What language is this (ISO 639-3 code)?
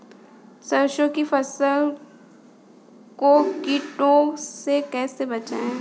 hin